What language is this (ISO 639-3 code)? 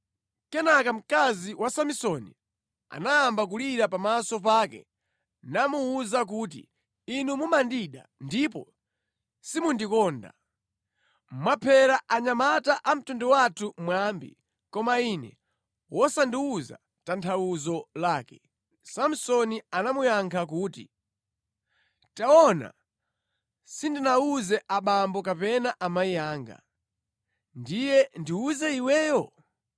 nya